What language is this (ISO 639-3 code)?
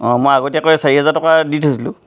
asm